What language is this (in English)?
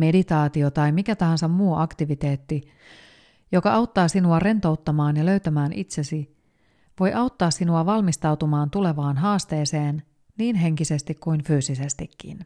Finnish